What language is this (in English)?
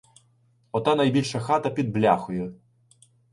Ukrainian